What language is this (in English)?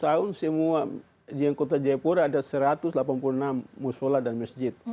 Indonesian